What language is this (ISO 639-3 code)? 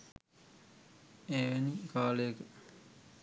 sin